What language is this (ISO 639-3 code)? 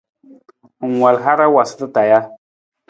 nmz